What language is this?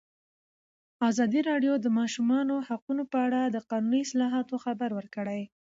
Pashto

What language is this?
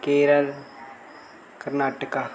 Dogri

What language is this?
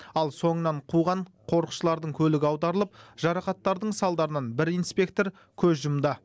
Kazakh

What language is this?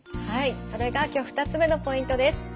Japanese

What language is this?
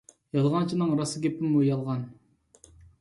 Uyghur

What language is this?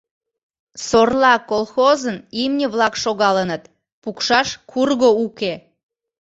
Mari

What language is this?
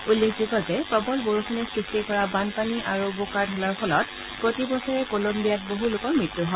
Assamese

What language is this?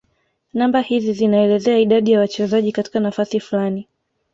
Swahili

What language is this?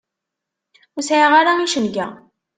Kabyle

